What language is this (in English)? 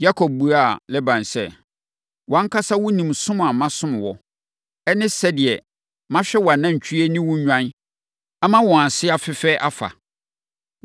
Akan